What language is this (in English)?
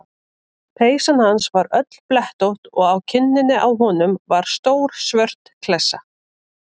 Icelandic